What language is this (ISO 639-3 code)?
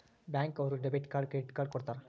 kan